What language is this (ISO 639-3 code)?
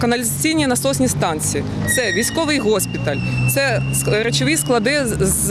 ukr